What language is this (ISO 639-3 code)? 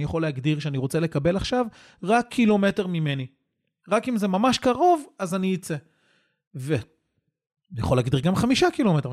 heb